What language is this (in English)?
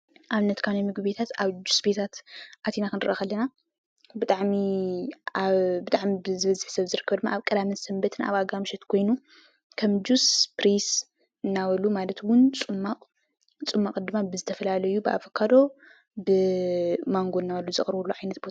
Tigrinya